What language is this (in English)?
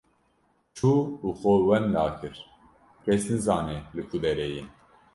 Kurdish